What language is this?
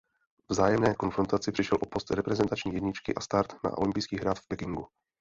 Czech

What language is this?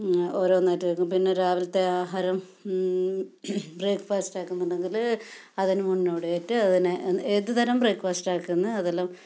Malayalam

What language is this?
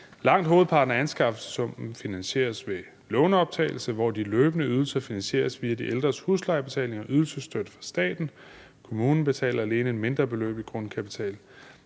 Danish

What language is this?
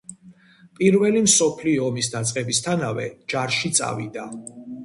Georgian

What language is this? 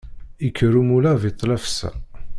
Kabyle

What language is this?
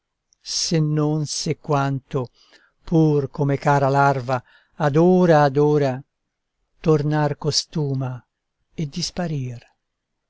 Italian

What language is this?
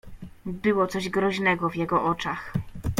Polish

